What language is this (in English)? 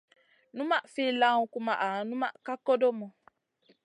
Masana